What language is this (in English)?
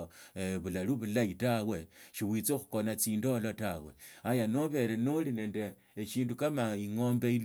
Tsotso